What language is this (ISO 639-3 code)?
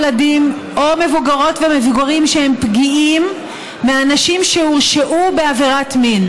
heb